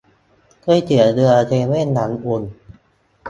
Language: Thai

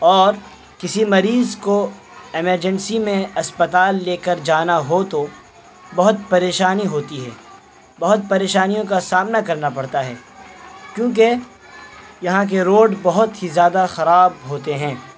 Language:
Urdu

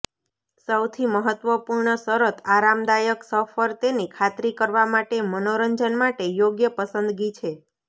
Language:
Gujarati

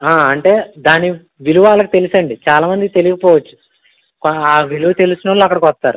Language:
Telugu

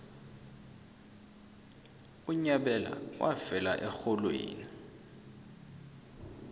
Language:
South Ndebele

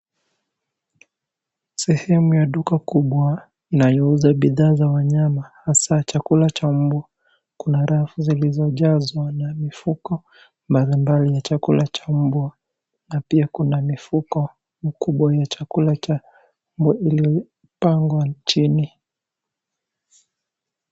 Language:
Swahili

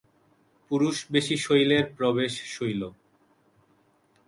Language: Bangla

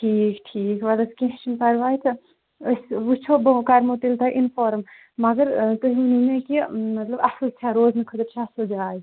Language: Kashmiri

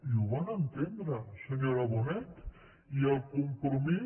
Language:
Catalan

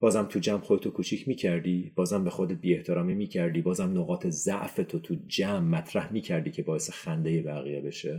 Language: Persian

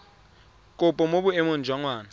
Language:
Tswana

